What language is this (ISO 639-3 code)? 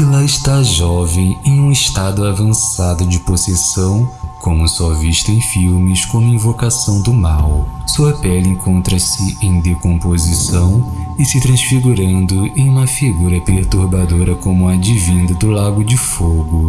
por